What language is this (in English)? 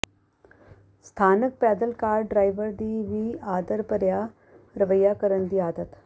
Punjabi